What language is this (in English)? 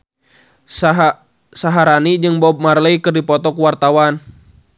Sundanese